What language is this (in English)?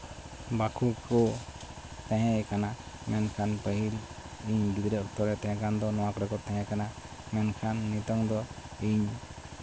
Santali